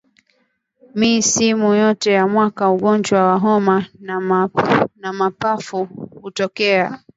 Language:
Swahili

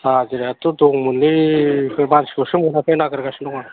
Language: Bodo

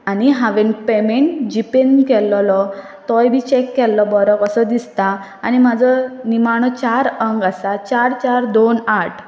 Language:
Konkani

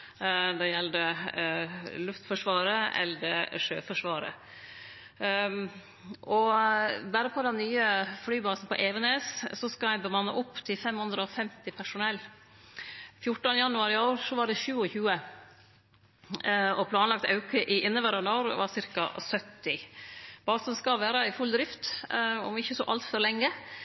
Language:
Norwegian Nynorsk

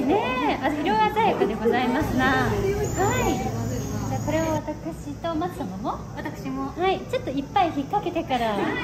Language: Japanese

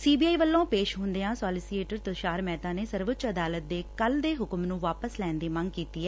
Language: Punjabi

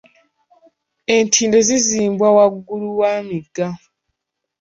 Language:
Ganda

